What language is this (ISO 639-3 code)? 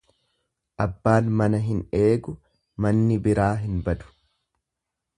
orm